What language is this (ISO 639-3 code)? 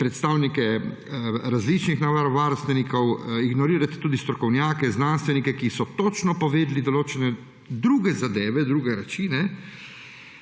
slv